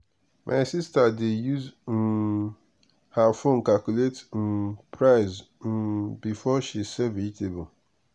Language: Nigerian Pidgin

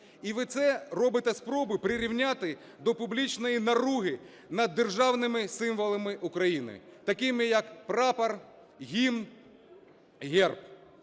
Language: Ukrainian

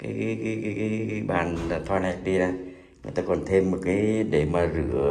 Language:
Vietnamese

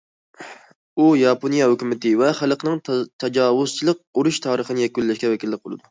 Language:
Uyghur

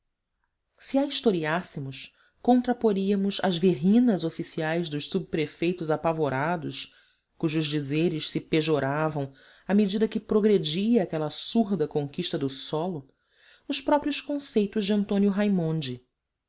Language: Portuguese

